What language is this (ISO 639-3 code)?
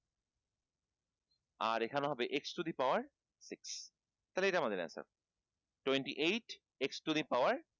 ben